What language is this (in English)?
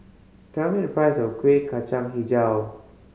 English